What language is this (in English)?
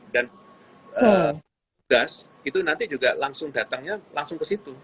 Indonesian